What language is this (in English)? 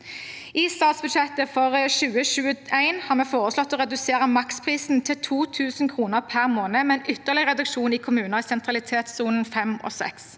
Norwegian